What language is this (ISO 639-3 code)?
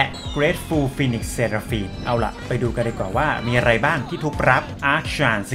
tha